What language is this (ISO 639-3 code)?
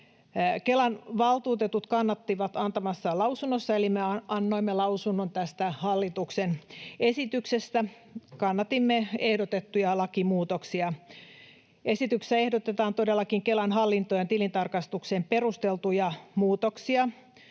fin